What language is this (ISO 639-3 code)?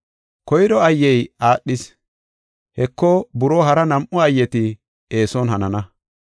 gof